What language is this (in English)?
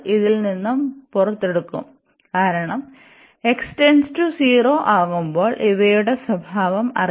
Malayalam